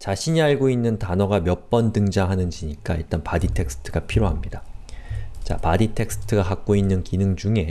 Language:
Korean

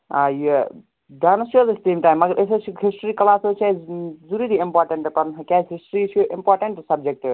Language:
Kashmiri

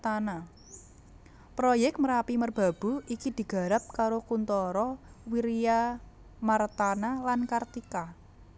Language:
Javanese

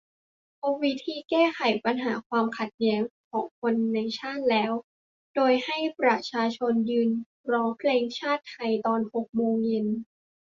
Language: Thai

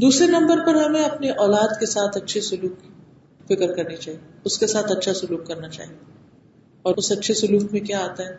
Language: Urdu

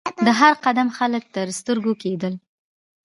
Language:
Pashto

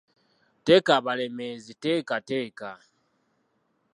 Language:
Ganda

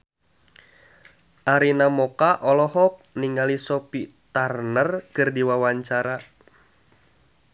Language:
Sundanese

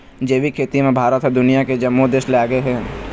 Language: Chhattisgarhi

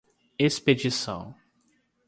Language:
Portuguese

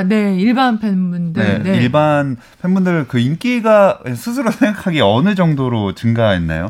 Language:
Korean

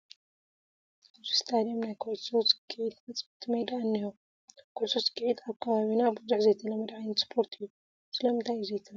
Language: Tigrinya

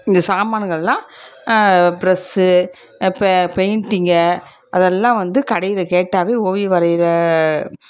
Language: Tamil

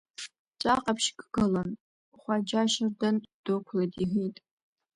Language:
Abkhazian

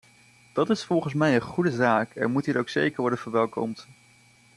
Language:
Dutch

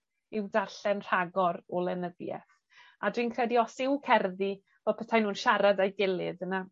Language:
Welsh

